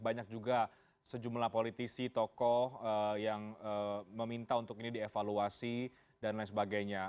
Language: Indonesian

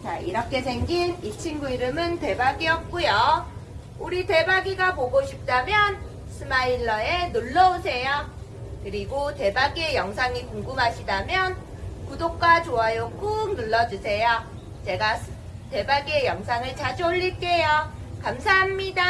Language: Korean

